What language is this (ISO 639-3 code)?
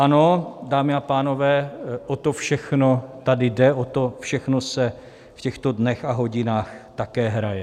ces